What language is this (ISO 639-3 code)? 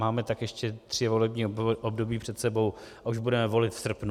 ces